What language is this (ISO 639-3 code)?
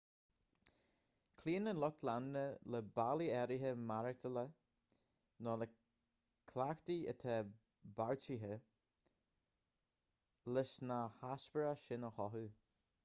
gle